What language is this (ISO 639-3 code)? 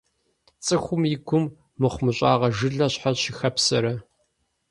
kbd